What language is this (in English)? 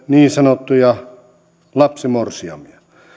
Finnish